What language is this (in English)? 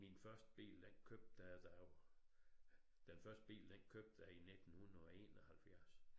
Danish